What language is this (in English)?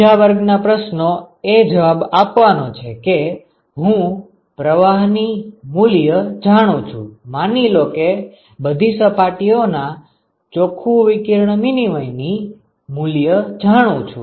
Gujarati